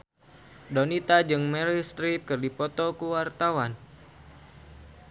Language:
Sundanese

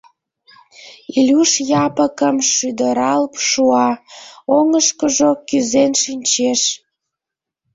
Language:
Mari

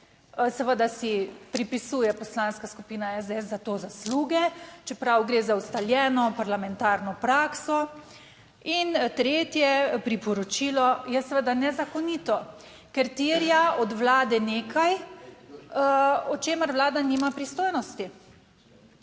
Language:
Slovenian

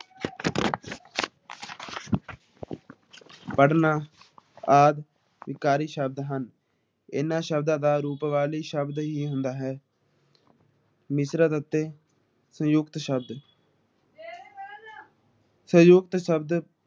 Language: Punjabi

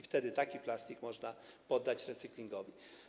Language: Polish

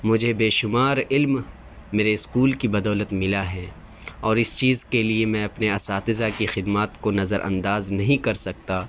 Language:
Urdu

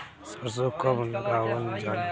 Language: Bhojpuri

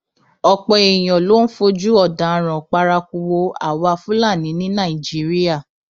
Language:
Yoruba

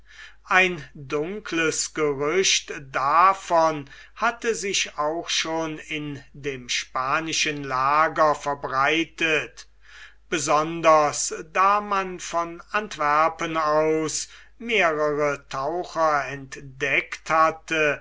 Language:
German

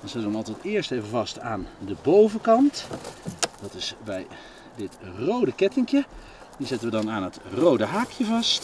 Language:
Dutch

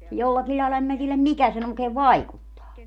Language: Finnish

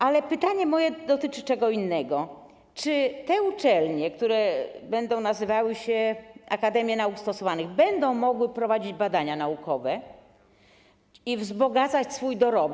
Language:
Polish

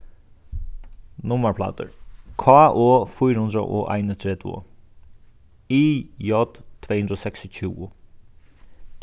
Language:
Faroese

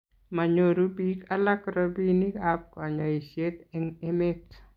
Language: Kalenjin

